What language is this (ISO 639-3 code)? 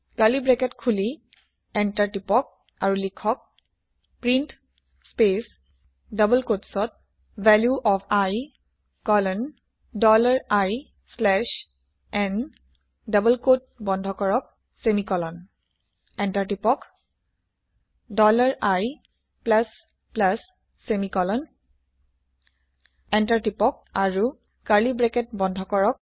asm